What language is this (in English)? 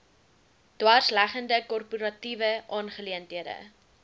Afrikaans